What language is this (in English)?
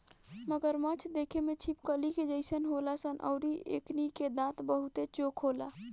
Bhojpuri